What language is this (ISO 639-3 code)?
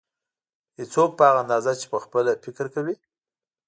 pus